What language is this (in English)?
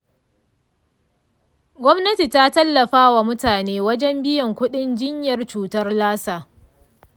Hausa